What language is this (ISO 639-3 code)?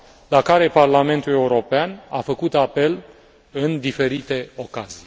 ron